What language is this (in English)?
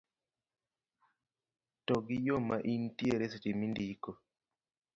Luo (Kenya and Tanzania)